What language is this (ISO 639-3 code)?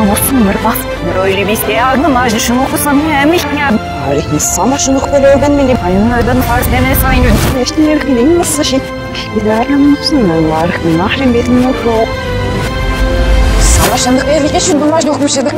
tur